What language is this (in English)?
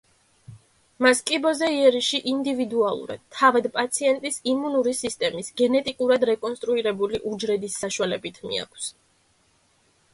Georgian